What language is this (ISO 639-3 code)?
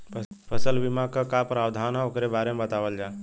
bho